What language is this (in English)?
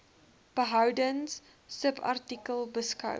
Afrikaans